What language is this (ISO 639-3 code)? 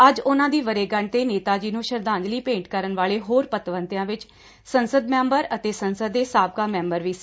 pan